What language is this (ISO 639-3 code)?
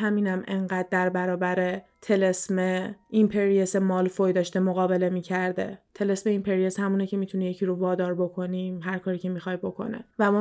fas